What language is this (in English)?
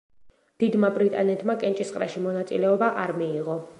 Georgian